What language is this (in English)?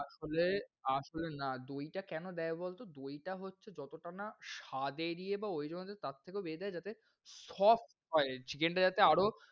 Bangla